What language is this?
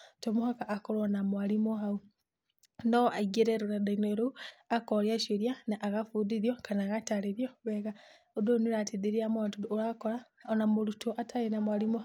Kikuyu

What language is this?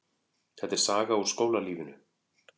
Icelandic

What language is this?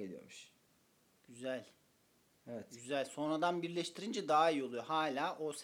Turkish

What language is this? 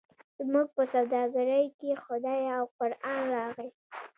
Pashto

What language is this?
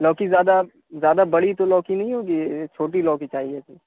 Urdu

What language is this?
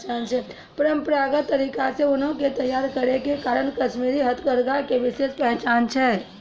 Maithili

